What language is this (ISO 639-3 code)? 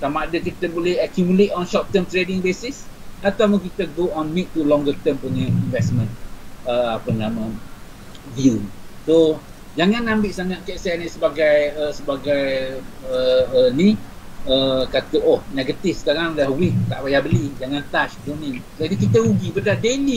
msa